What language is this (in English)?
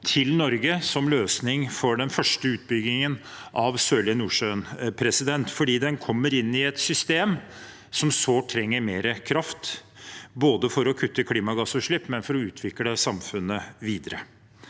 Norwegian